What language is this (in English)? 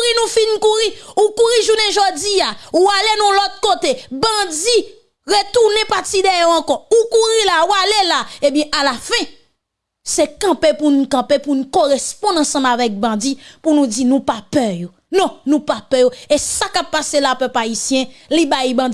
French